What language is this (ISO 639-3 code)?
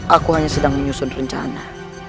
ind